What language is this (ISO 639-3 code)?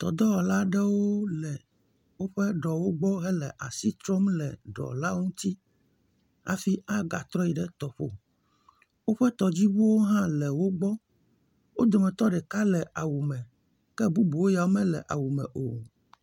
ewe